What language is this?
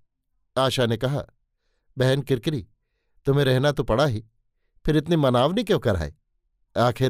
Hindi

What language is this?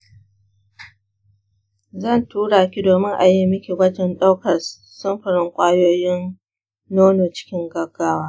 Hausa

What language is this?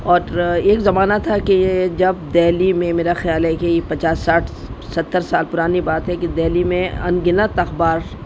Urdu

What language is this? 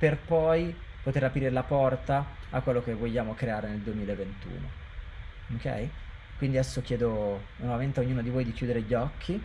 Italian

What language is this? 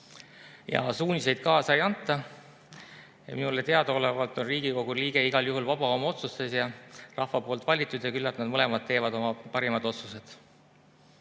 Estonian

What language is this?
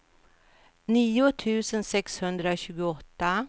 Swedish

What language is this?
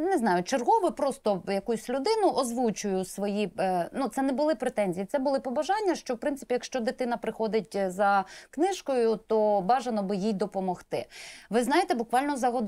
Ukrainian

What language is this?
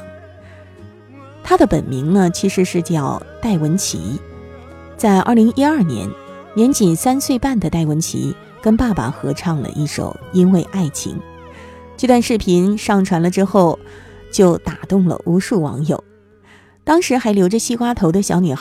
Chinese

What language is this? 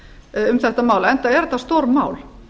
Icelandic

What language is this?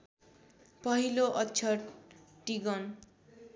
Nepali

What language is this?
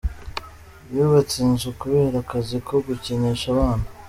Kinyarwanda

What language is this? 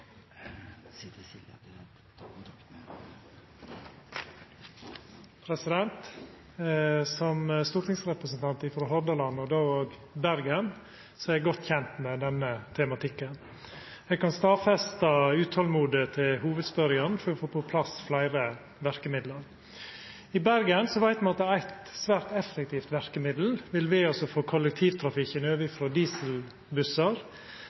Norwegian Nynorsk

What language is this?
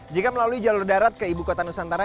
Indonesian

